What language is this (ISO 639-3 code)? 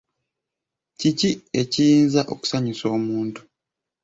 lug